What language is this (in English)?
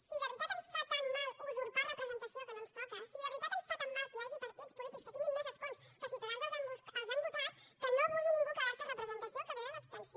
Catalan